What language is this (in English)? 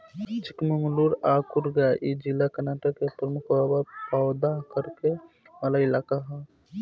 Bhojpuri